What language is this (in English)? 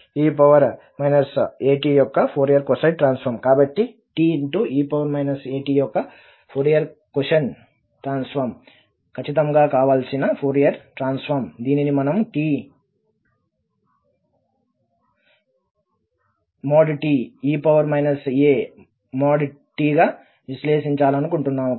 Telugu